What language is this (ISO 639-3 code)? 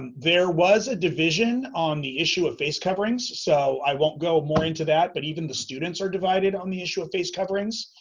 eng